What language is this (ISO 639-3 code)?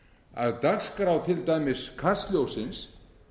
isl